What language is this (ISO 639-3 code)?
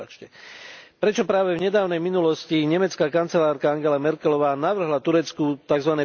slk